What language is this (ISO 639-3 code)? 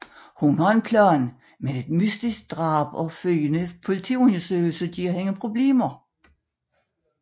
dan